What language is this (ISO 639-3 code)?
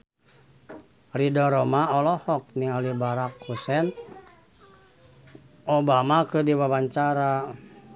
sun